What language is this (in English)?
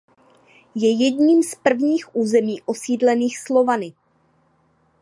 Czech